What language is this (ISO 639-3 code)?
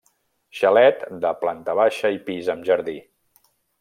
cat